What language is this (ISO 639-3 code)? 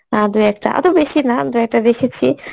ben